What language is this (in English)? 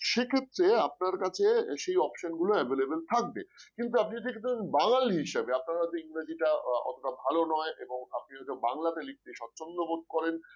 Bangla